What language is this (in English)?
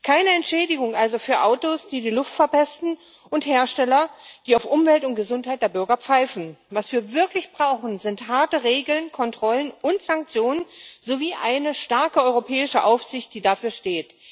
German